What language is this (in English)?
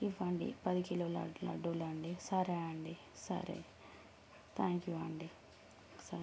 Telugu